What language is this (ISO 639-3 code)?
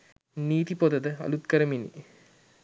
sin